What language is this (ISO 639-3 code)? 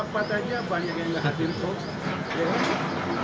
ind